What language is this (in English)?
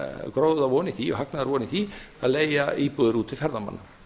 Icelandic